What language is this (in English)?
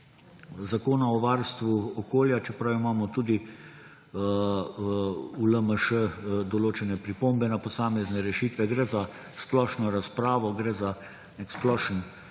Slovenian